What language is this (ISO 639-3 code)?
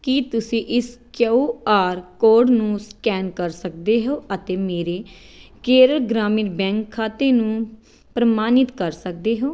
pan